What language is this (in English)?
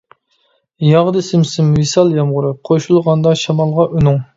Uyghur